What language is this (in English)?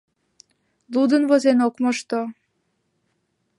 Mari